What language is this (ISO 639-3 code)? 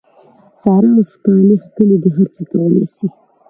pus